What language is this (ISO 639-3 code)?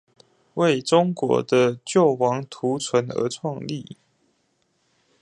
zho